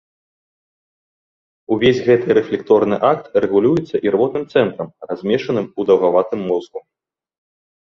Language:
Belarusian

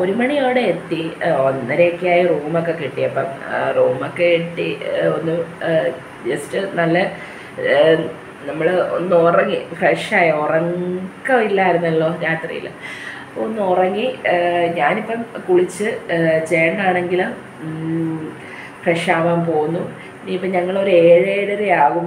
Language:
Romanian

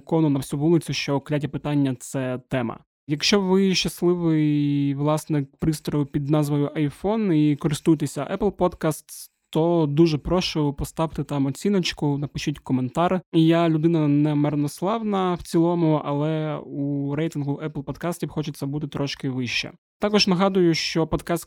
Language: Ukrainian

